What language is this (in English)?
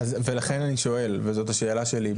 Hebrew